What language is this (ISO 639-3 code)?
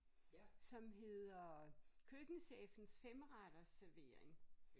dan